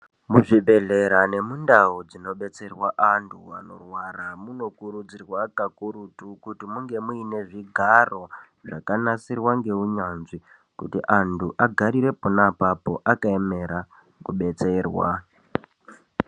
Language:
Ndau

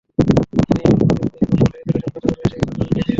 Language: Bangla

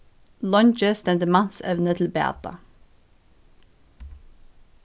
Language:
Faroese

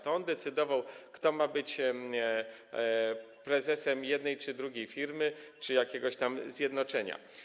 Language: Polish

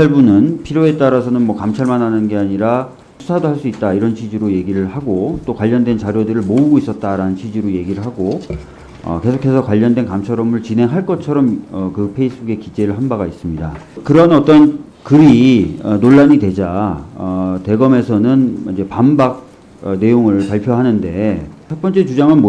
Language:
Korean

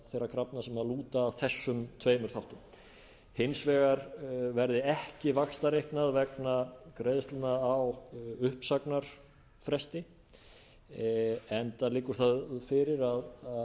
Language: Icelandic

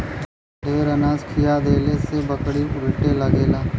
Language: Bhojpuri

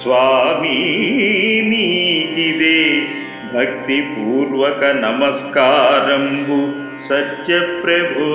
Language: Romanian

